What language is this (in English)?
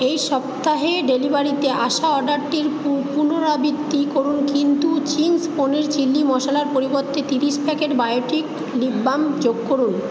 Bangla